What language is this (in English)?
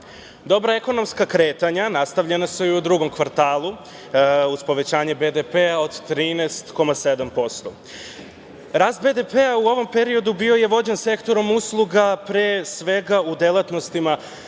Serbian